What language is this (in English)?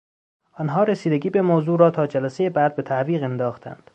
Persian